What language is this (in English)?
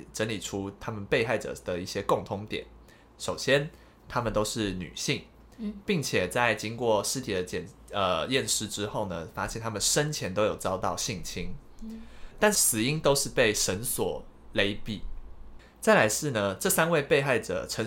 Chinese